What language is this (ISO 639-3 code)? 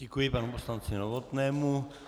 ces